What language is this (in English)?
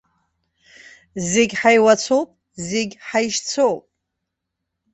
Abkhazian